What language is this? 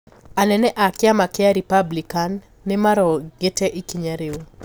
Kikuyu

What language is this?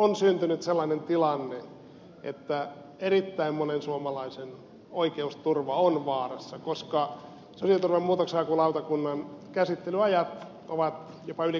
Finnish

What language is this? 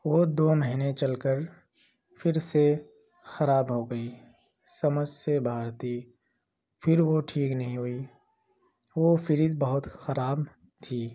Urdu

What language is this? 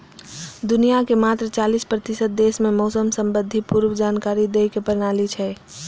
Maithili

